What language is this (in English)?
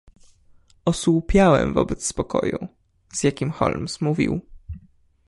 Polish